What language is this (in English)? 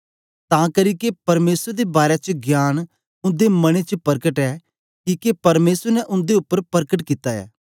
Dogri